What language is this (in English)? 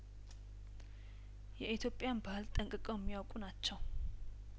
Amharic